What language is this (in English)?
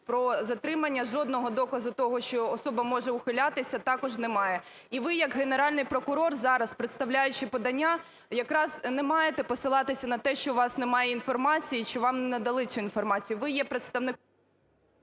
Ukrainian